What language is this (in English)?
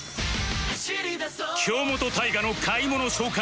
Japanese